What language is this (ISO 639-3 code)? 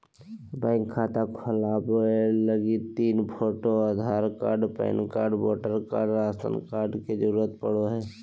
mag